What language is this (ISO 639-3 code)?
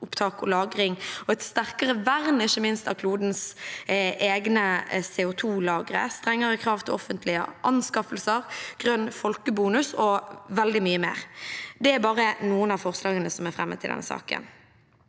nor